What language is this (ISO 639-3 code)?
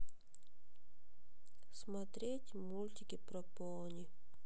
rus